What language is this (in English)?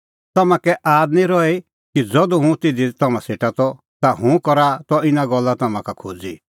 Kullu Pahari